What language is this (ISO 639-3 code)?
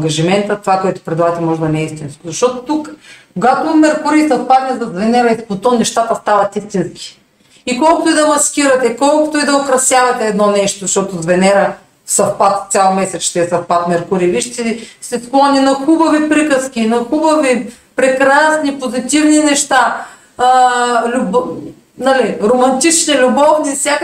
bul